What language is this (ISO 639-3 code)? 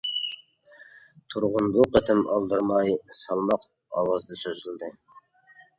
uig